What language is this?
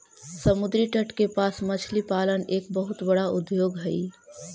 Magahi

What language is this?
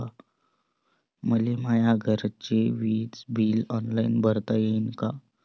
Marathi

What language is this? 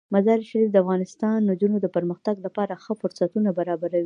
Pashto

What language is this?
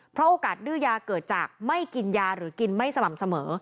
Thai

